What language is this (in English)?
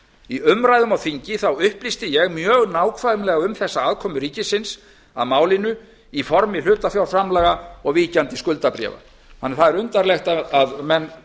Icelandic